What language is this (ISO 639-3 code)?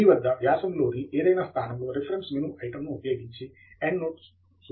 tel